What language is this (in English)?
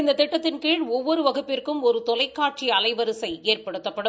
Tamil